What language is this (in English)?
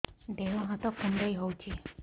Odia